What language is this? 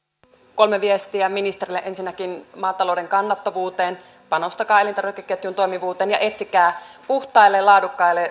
Finnish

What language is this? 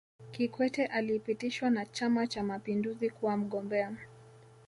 Swahili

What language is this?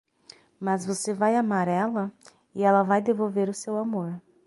Portuguese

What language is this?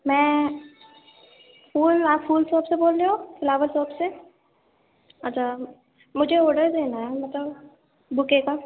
Urdu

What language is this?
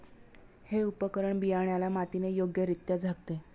Marathi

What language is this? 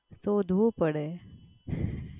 Gujarati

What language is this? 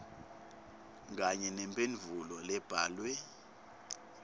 Swati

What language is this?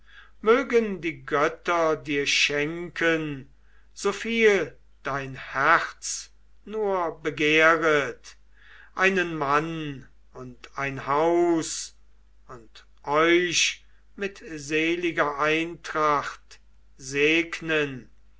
German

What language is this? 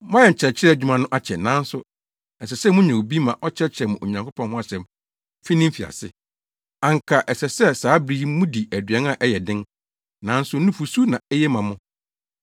Akan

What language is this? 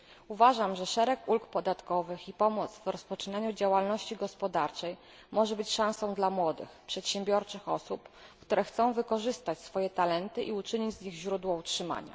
Polish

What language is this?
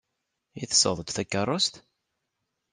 Kabyle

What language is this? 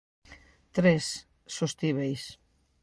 Galician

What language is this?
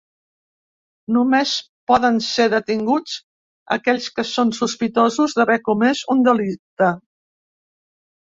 Catalan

